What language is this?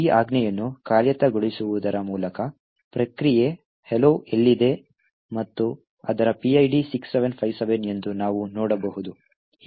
Kannada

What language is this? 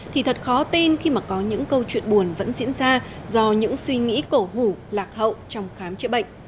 Vietnamese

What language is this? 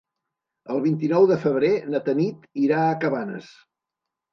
Catalan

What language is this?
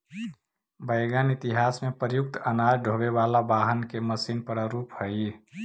Magahi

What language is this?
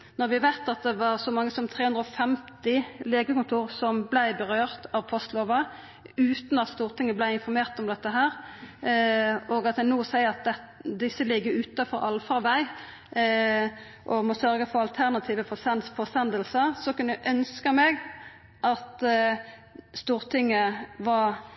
Norwegian Nynorsk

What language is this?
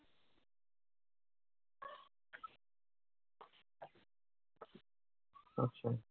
Bangla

